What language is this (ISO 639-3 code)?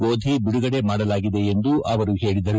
kan